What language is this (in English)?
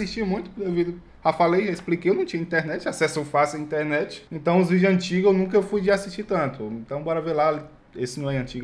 Portuguese